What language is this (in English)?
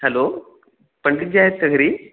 Marathi